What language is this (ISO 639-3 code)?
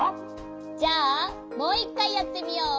jpn